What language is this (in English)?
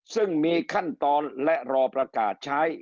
Thai